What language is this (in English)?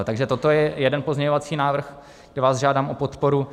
Czech